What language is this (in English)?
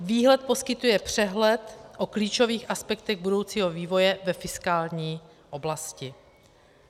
Czech